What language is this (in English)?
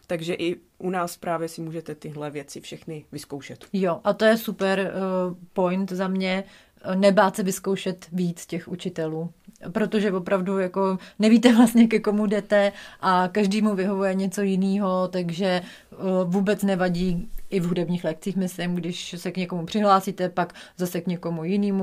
Czech